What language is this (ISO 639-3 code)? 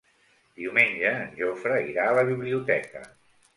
cat